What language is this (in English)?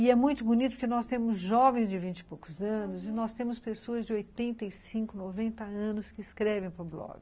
Portuguese